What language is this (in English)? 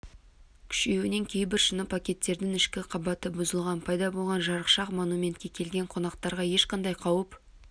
Kazakh